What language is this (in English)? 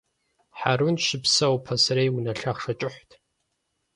Kabardian